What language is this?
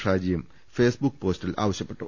Malayalam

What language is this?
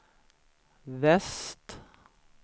Swedish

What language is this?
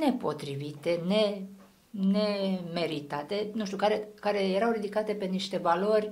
Romanian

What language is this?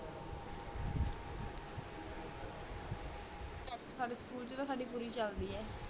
Punjabi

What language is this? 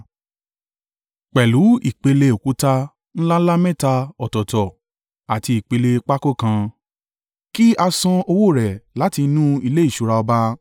Yoruba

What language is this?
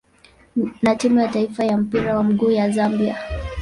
Swahili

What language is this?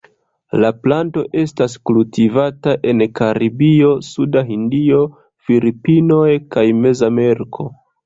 Esperanto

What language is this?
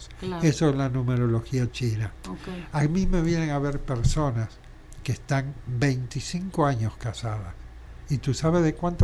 Spanish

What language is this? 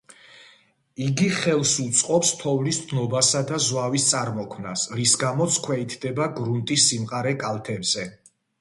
Georgian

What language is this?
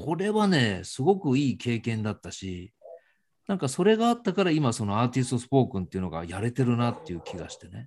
Japanese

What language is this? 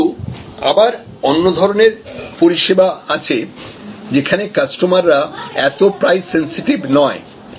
Bangla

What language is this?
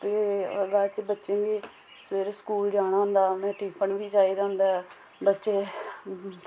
Dogri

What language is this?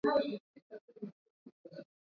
Swahili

